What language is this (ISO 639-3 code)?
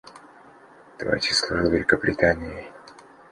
rus